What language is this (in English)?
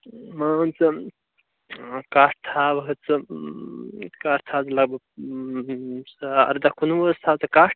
Kashmiri